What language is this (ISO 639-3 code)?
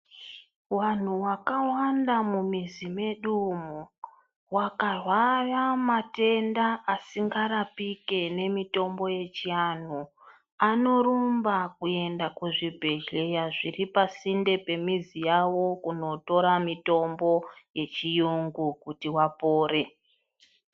ndc